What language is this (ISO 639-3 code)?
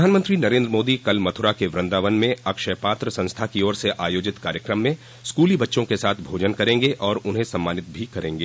hin